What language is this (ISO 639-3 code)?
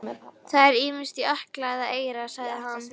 isl